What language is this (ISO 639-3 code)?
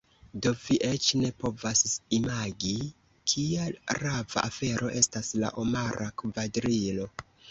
epo